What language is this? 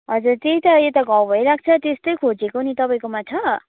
Nepali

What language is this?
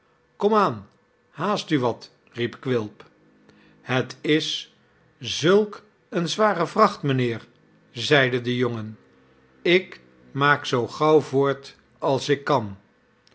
Dutch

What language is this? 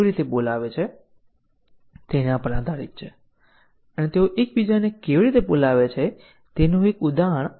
Gujarati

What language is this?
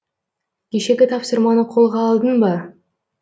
Kazakh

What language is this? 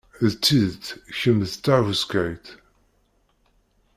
Kabyle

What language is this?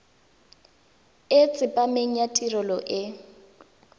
Tswana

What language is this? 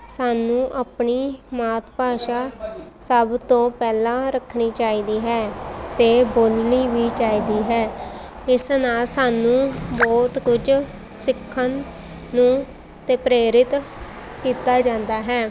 Punjabi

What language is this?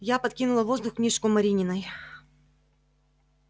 Russian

